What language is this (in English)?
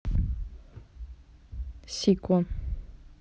Russian